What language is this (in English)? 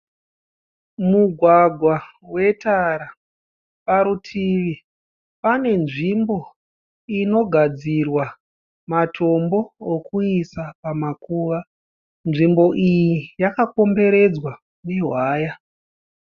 Shona